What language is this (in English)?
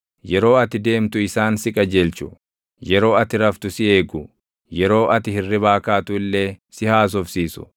Oromo